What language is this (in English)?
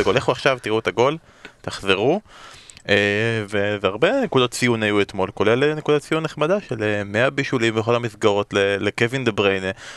Hebrew